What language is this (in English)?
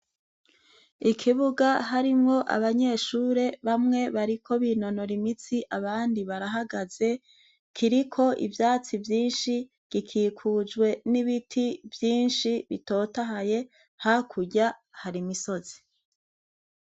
Rundi